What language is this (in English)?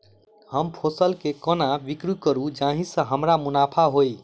Maithili